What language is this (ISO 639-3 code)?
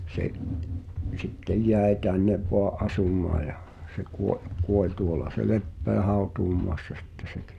fin